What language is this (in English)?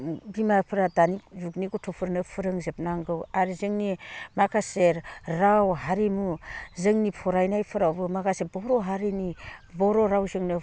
Bodo